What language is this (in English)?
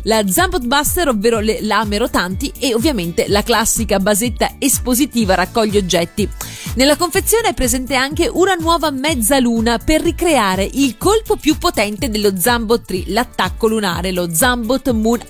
Italian